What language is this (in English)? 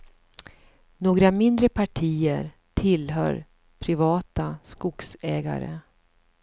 Swedish